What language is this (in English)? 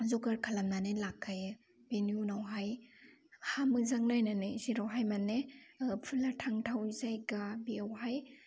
Bodo